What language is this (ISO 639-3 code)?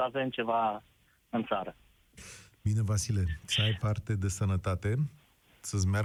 ron